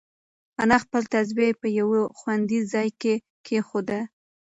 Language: Pashto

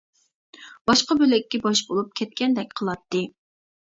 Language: Uyghur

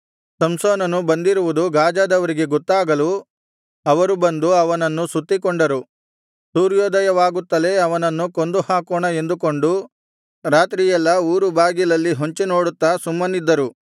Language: Kannada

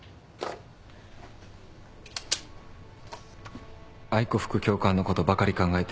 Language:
Japanese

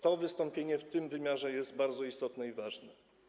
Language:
Polish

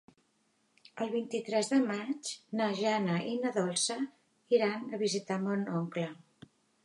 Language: Catalan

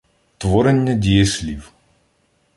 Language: Ukrainian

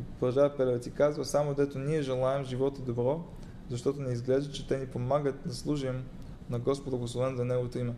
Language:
Bulgarian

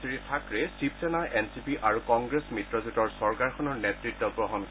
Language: Assamese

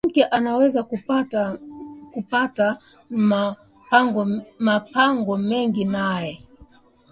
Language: Swahili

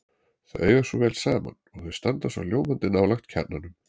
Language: Icelandic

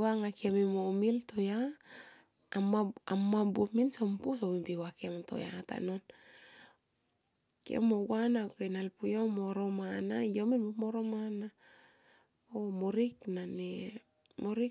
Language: Tomoip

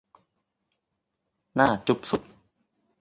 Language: Thai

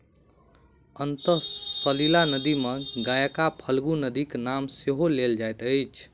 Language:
Maithili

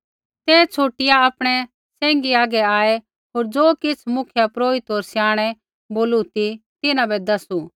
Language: Kullu Pahari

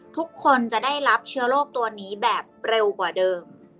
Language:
Thai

